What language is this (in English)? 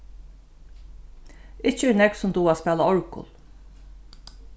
Faroese